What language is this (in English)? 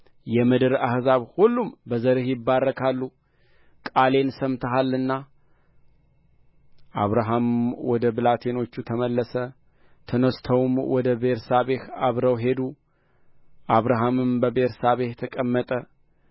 Amharic